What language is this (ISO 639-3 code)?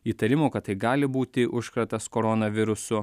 lit